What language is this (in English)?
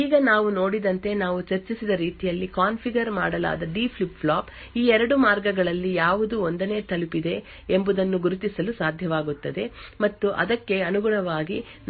Kannada